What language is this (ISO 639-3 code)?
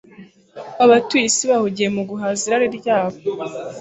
kin